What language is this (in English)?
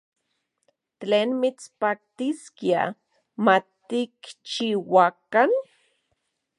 Central Puebla Nahuatl